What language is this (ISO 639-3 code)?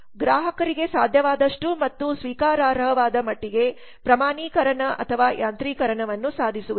kan